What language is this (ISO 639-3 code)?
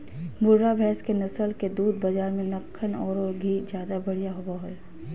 mag